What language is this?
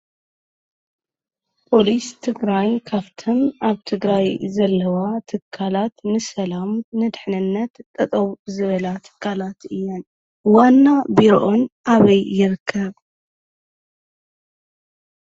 Tigrinya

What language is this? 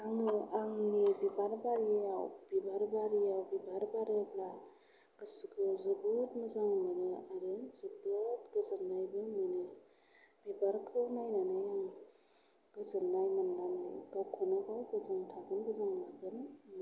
Bodo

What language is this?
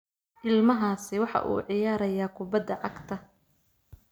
Somali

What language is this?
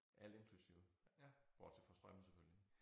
Danish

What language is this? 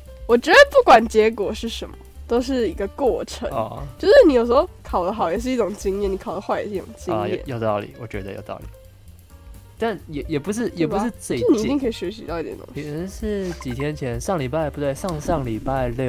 Chinese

